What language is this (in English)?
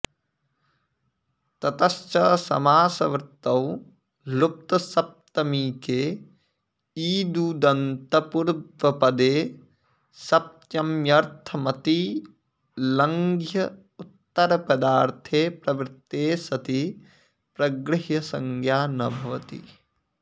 Sanskrit